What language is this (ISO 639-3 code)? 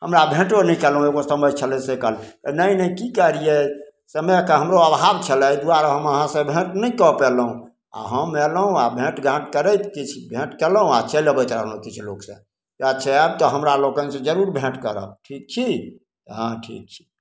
mai